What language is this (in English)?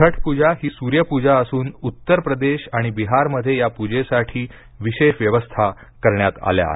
Marathi